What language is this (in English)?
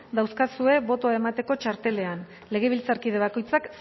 Basque